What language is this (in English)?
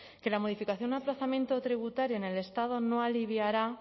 Spanish